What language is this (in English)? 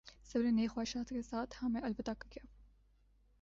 Urdu